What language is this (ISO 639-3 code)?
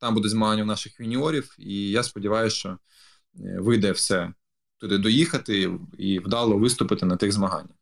ukr